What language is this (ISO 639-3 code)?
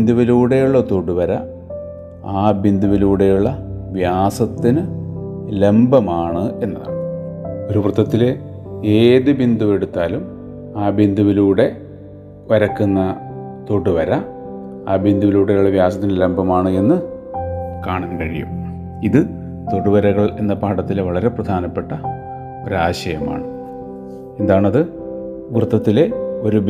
mal